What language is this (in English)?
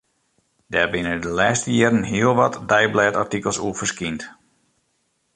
Western Frisian